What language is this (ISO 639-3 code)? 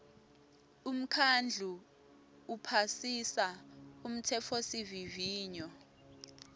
ssw